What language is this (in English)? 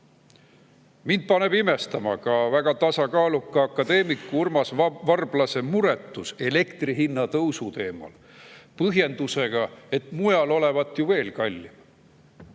Estonian